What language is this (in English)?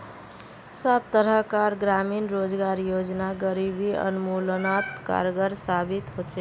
Magahi